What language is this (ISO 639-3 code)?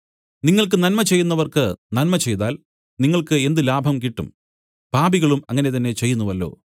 mal